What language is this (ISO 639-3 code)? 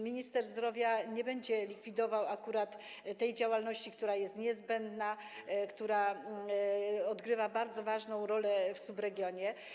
pol